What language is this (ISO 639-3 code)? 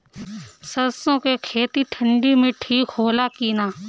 bho